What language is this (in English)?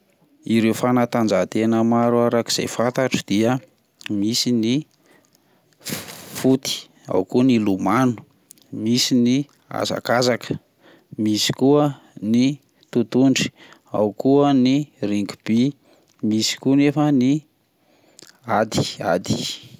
Malagasy